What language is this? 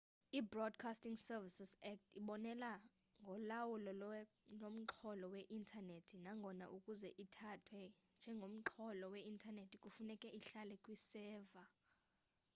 Xhosa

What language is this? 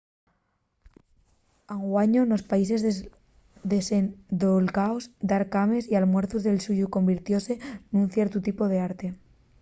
Asturian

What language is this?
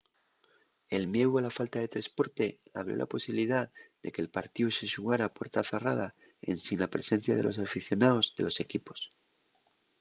Asturian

